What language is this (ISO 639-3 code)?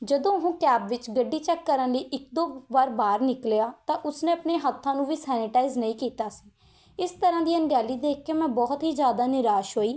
pan